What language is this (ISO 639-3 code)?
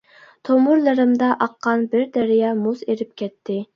uig